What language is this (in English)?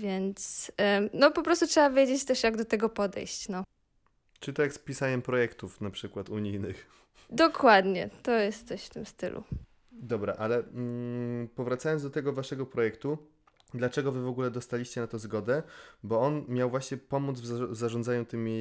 Polish